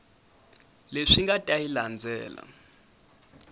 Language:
Tsonga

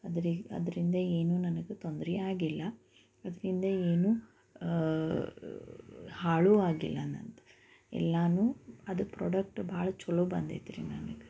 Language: Kannada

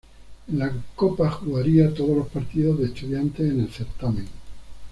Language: Spanish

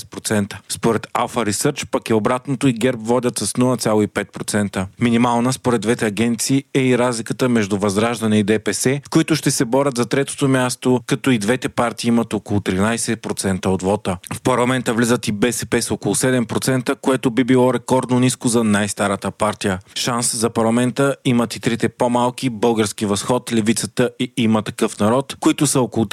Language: Bulgarian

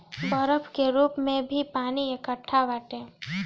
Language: Bhojpuri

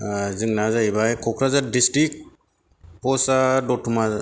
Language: Bodo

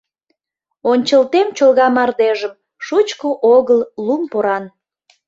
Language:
Mari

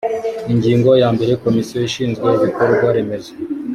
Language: Kinyarwanda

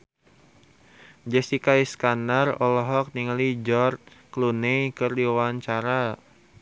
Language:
Sundanese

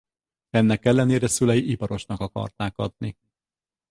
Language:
Hungarian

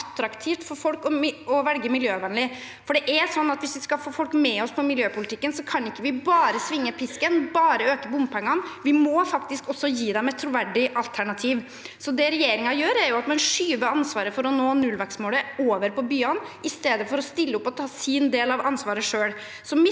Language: Norwegian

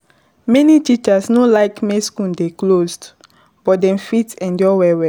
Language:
Nigerian Pidgin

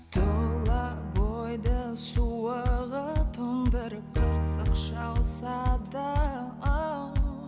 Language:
Kazakh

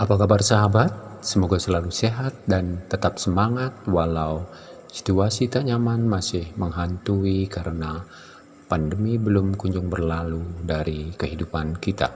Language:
Indonesian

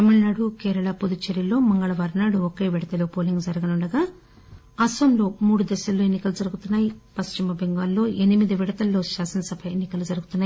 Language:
Telugu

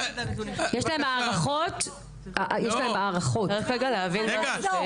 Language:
Hebrew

